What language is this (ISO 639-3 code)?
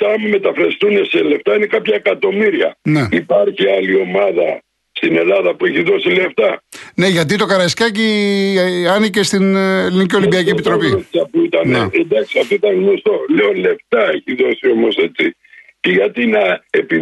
ell